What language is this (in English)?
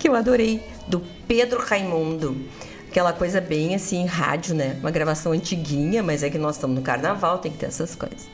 Portuguese